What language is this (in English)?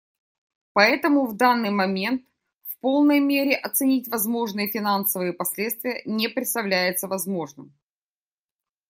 Russian